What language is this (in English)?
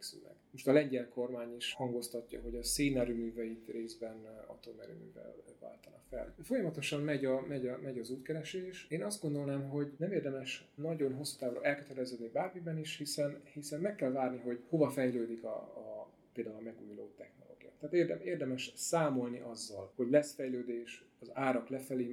Hungarian